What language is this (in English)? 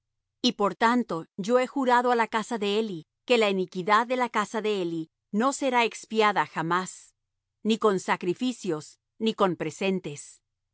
Spanish